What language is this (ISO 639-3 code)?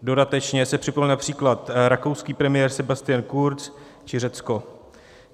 ces